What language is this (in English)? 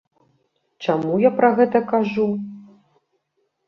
Belarusian